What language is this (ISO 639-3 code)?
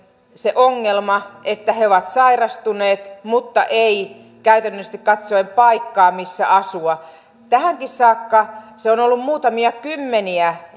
fin